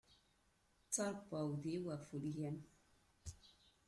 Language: Kabyle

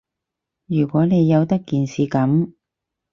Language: Cantonese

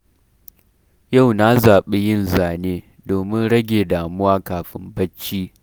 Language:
Hausa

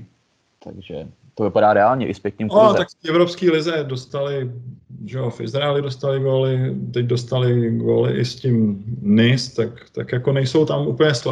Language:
Czech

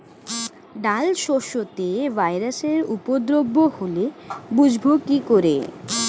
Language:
Bangla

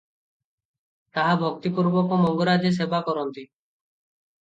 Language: Odia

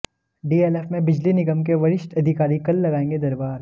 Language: Hindi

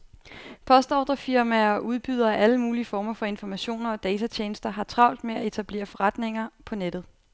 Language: Danish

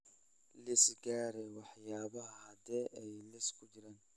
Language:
Somali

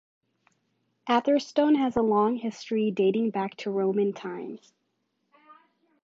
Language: English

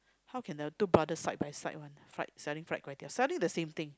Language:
English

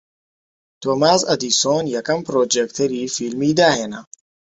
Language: Central Kurdish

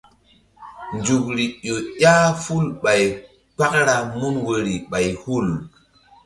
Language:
Mbum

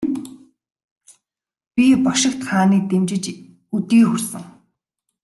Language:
Mongolian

